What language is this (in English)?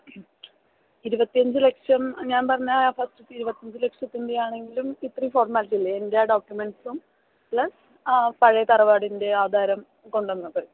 Malayalam